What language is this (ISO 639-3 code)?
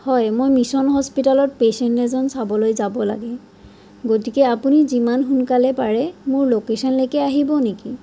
asm